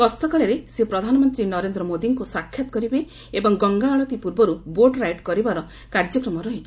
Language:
Odia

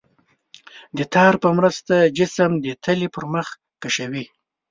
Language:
Pashto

